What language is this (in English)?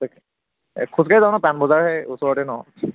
Assamese